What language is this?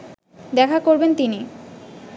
Bangla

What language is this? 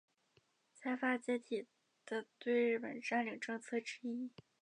Chinese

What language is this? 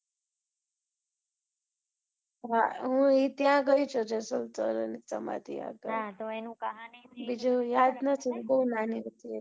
Gujarati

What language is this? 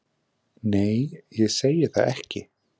Icelandic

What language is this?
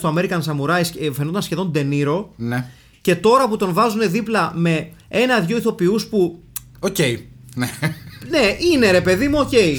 Greek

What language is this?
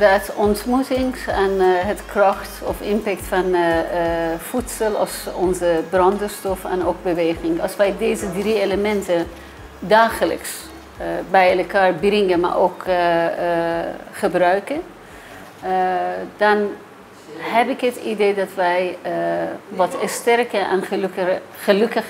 Dutch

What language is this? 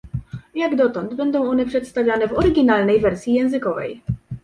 Polish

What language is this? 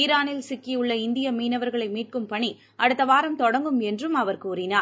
Tamil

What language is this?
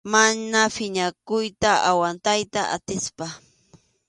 Arequipa-La Unión Quechua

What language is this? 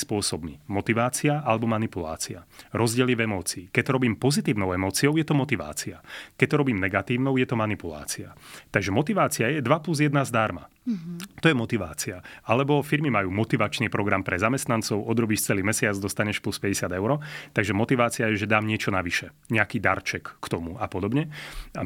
Slovak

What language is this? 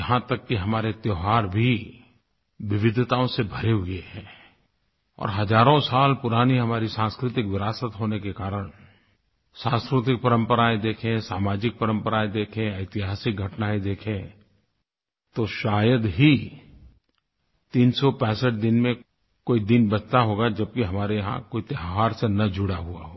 Hindi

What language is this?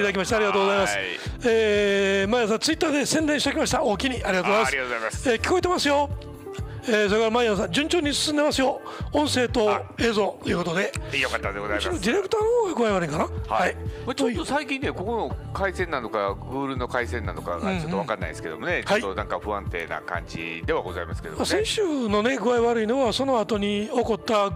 Japanese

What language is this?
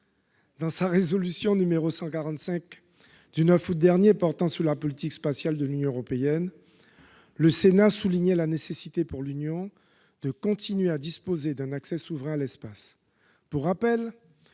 French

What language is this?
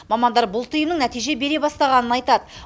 Kazakh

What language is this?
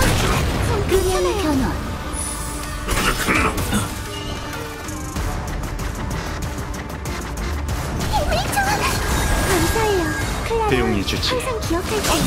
Korean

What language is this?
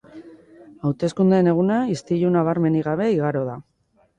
Basque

